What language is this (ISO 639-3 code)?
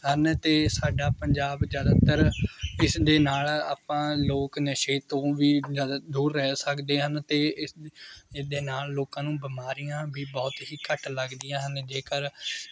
pan